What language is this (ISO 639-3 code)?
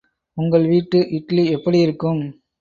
tam